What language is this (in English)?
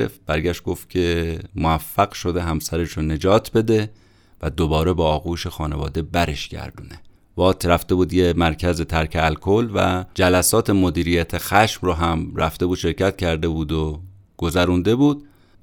Persian